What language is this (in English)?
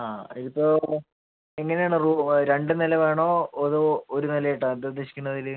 Malayalam